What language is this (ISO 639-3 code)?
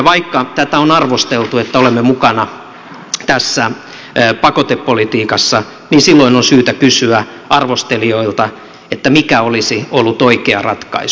fin